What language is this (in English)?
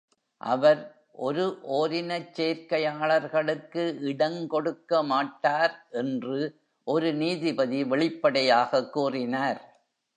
Tamil